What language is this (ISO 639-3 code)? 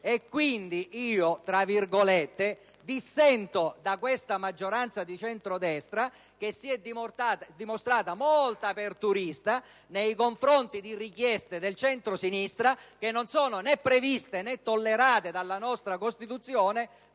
ita